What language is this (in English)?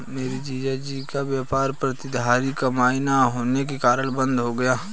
Hindi